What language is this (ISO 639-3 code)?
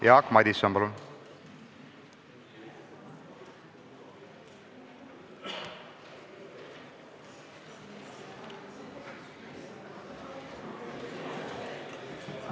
est